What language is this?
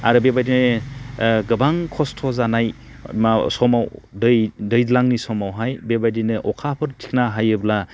Bodo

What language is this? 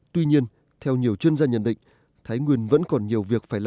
Vietnamese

